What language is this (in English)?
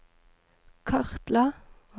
Norwegian